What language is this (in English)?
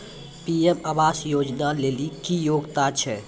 Maithili